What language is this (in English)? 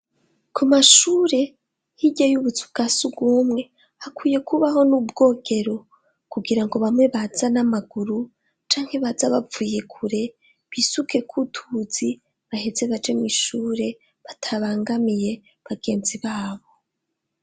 Rundi